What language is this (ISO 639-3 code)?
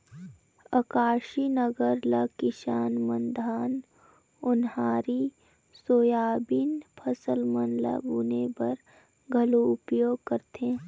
hne